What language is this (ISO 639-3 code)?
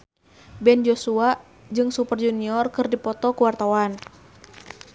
sun